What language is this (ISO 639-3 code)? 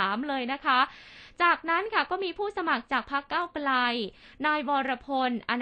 tha